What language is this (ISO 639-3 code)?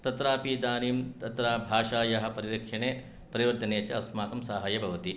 san